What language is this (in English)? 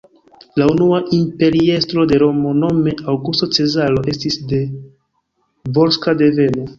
Esperanto